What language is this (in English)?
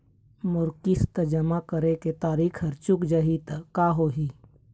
Chhattisgarhi